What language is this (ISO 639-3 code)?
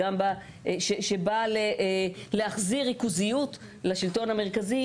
heb